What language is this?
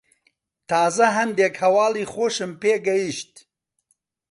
Central Kurdish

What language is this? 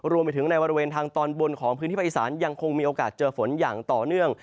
Thai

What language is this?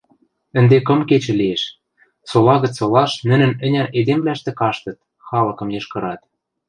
Western Mari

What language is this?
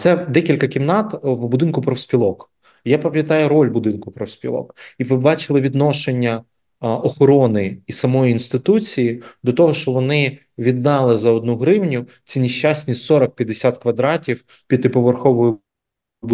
Ukrainian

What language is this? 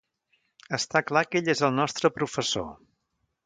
Catalan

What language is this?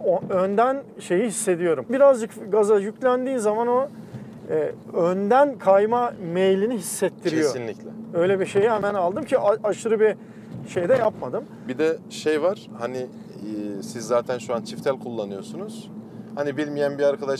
Turkish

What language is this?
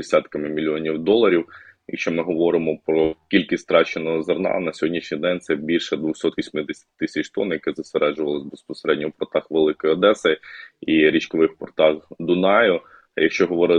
Ukrainian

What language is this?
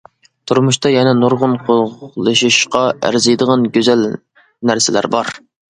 Uyghur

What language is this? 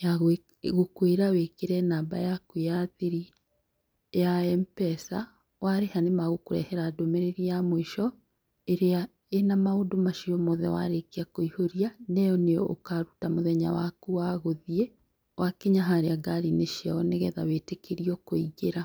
Kikuyu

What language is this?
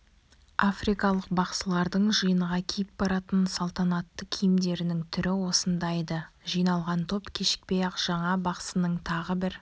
Kazakh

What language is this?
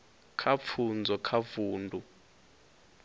Venda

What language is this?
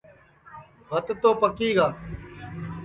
Sansi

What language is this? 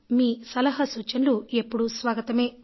Telugu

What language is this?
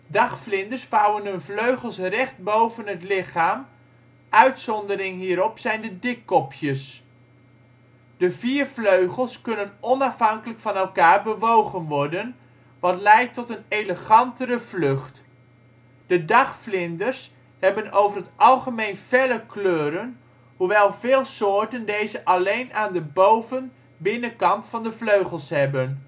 Dutch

